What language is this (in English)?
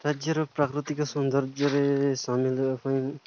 Odia